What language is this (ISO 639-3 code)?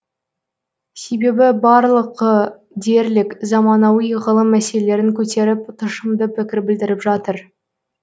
kaz